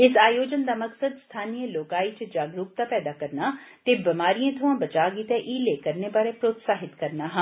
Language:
Dogri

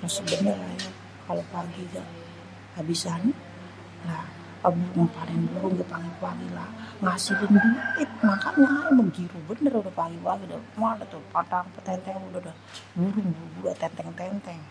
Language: Betawi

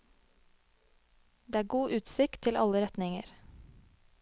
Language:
Norwegian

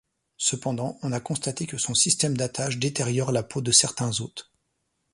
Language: French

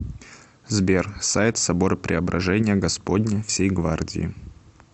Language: Russian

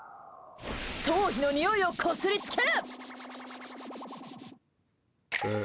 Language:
Japanese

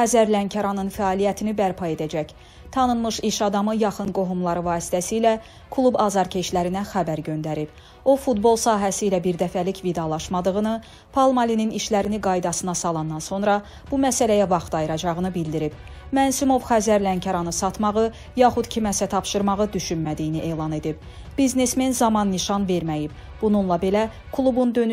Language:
Turkish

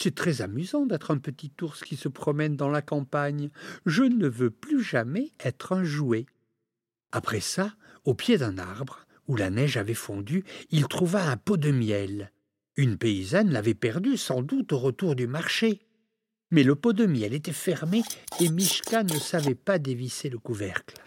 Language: French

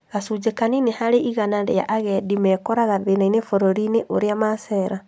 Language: Kikuyu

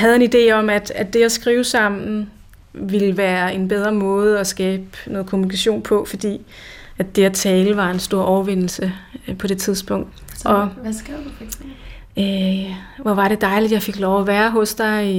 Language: Danish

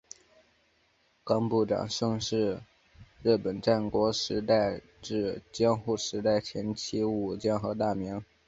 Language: Chinese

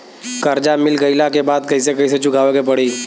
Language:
Bhojpuri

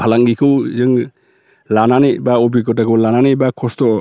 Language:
Bodo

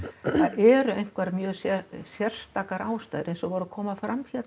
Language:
Icelandic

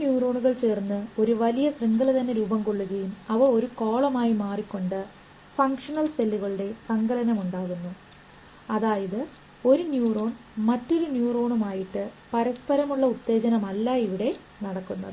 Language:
Malayalam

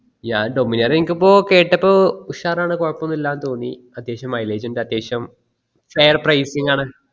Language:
Malayalam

